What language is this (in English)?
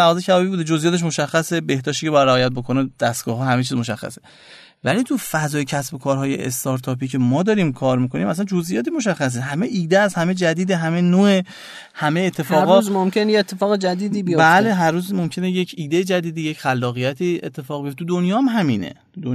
Persian